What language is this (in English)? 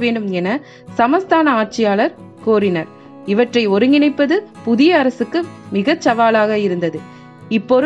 Tamil